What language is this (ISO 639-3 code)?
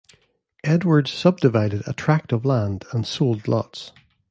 eng